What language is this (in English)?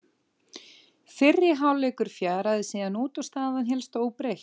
Icelandic